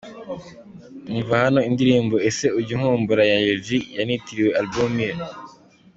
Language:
Kinyarwanda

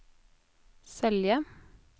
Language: Norwegian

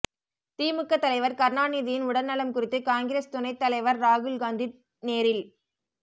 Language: Tamil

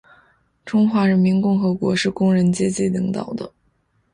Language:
Chinese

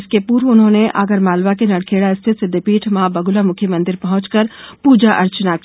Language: Hindi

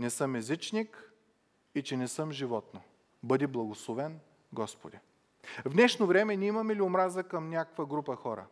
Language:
Bulgarian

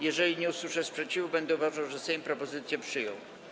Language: Polish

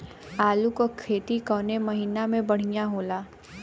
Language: Bhojpuri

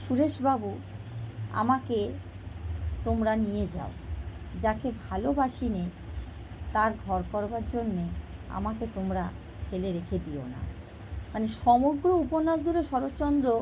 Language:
Bangla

